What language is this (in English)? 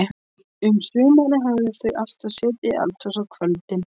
Icelandic